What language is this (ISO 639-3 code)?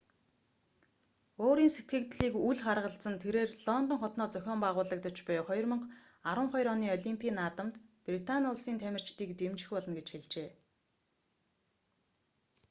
mon